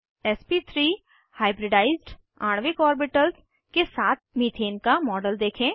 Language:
Hindi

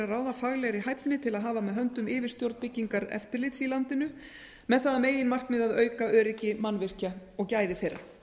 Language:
Icelandic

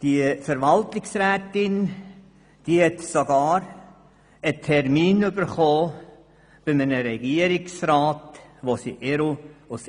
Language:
Swiss German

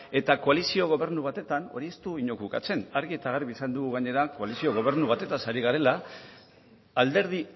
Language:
Basque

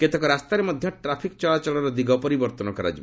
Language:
Odia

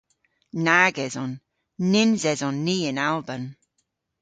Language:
Cornish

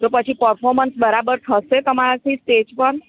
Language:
Gujarati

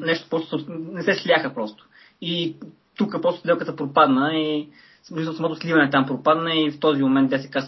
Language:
Bulgarian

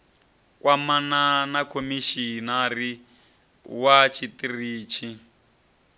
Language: Venda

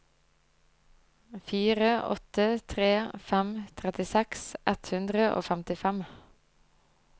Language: Norwegian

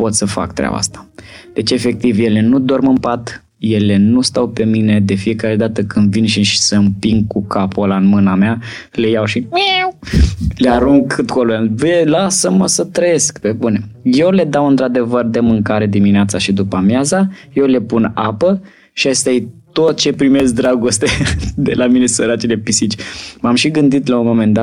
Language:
Romanian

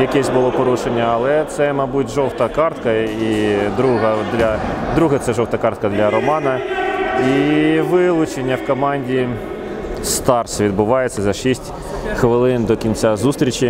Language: Ukrainian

